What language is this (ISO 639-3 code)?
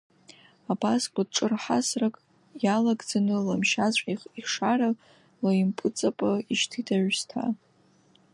abk